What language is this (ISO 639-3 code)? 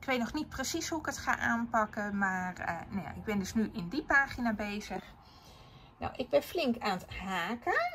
nld